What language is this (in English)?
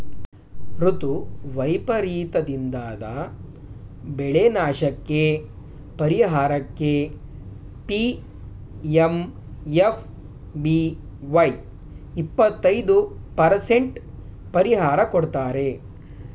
Kannada